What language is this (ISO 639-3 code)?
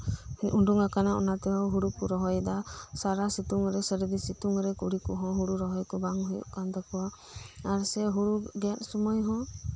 sat